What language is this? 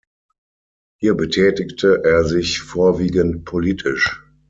German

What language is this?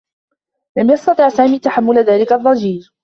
Arabic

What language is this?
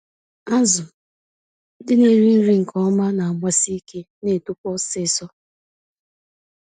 Igbo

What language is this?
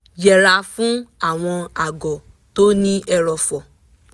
Yoruba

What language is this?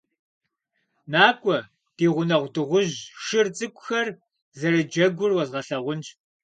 Kabardian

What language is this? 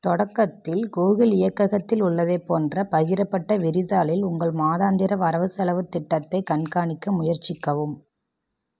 Tamil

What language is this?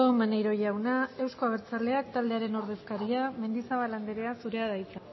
Basque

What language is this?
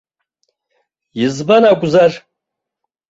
Abkhazian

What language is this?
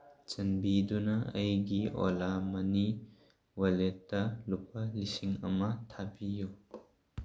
Manipuri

